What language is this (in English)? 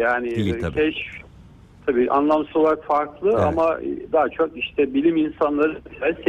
Turkish